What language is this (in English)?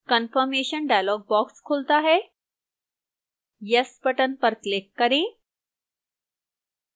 Hindi